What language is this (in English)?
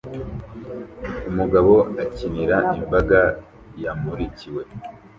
Kinyarwanda